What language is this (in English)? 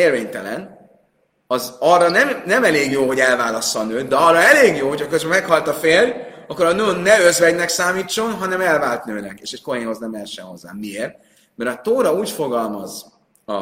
Hungarian